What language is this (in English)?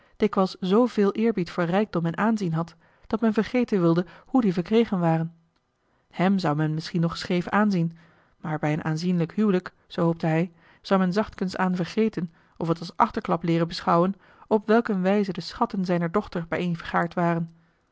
Dutch